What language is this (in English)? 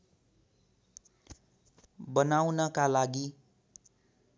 Nepali